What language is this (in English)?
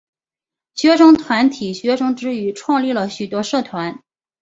Chinese